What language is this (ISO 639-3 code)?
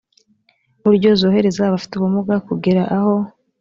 kin